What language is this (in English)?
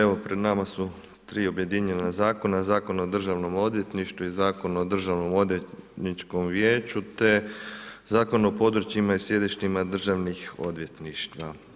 Croatian